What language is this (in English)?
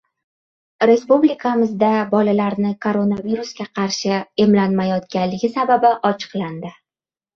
Uzbek